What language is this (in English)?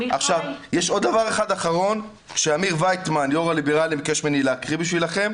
Hebrew